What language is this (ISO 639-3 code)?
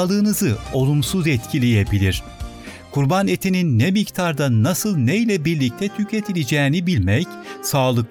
tur